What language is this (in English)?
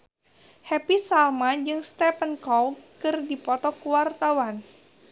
Sundanese